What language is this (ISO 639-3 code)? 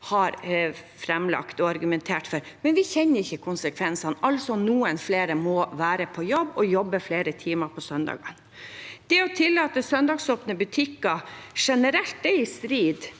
nor